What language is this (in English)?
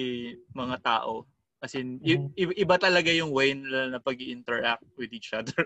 Filipino